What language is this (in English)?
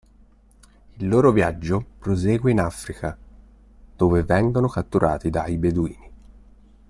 Italian